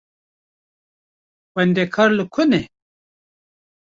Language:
Kurdish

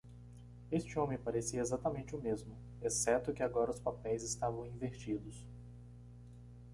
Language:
Portuguese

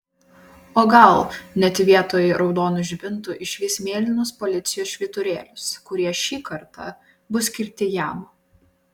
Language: Lithuanian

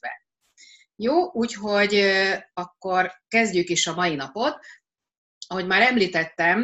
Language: Hungarian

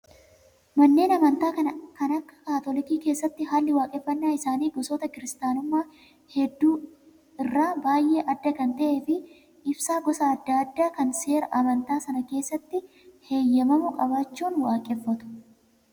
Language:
Oromo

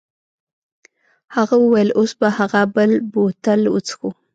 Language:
Pashto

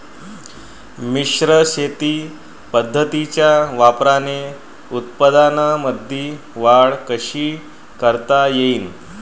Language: Marathi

